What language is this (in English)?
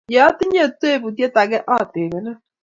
Kalenjin